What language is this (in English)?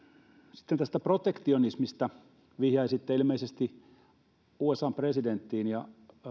Finnish